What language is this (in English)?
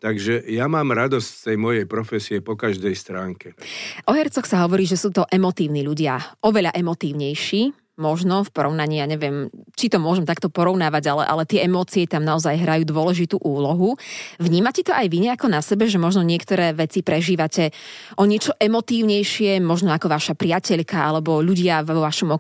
Slovak